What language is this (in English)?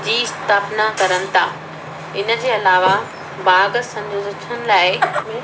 Sindhi